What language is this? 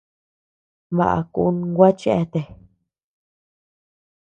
Tepeuxila Cuicatec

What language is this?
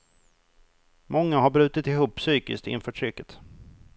Swedish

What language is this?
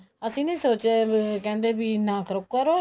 Punjabi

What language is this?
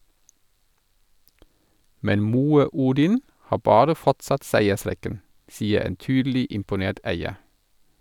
Norwegian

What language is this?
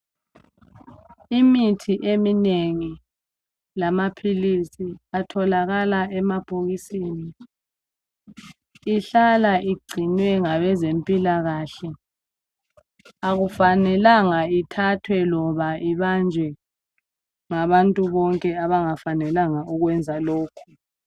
North Ndebele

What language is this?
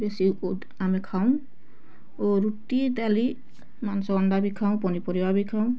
Odia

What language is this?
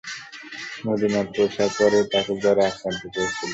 Bangla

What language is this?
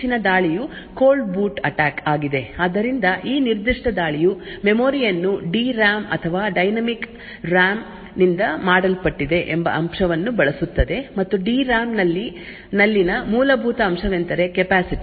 Kannada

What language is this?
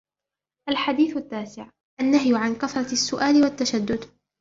Arabic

